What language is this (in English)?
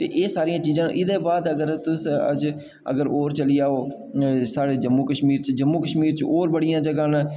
Dogri